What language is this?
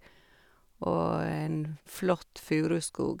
Norwegian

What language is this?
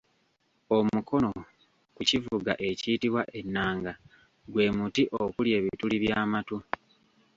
Ganda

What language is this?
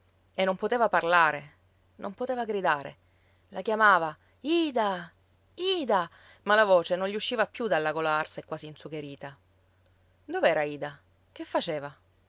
Italian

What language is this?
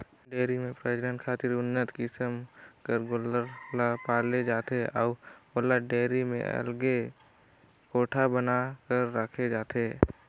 Chhattisgarhi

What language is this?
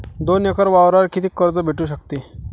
Marathi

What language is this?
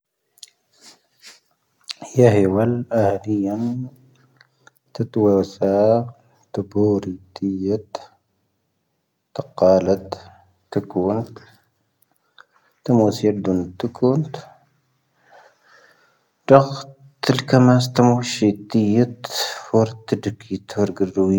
Tahaggart Tamahaq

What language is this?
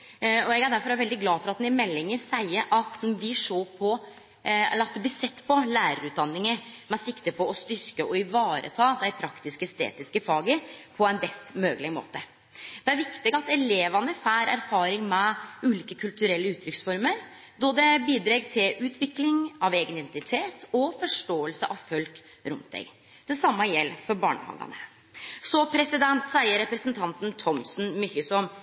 Norwegian Nynorsk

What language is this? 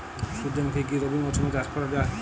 Bangla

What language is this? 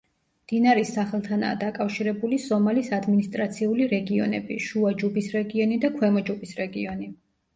Georgian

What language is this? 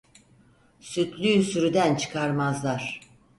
Turkish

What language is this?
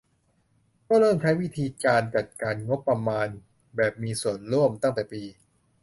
Thai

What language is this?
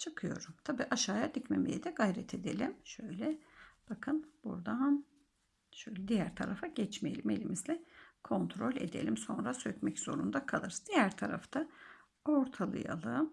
Turkish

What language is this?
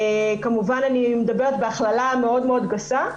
Hebrew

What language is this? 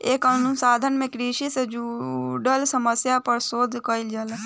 Bhojpuri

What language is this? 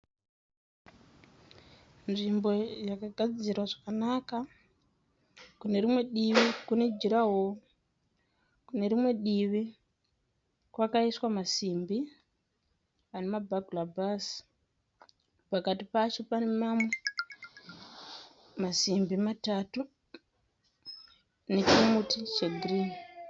Shona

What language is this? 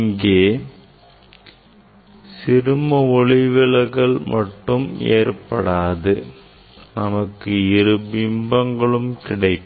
Tamil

